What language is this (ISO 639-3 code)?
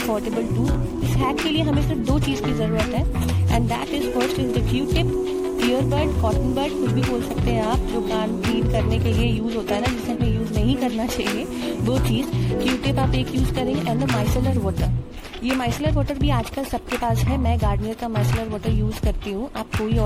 hin